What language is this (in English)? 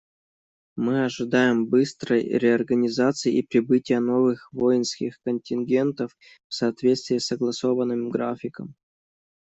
Russian